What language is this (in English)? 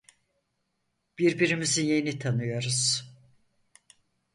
Turkish